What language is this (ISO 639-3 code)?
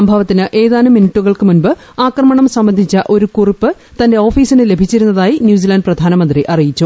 mal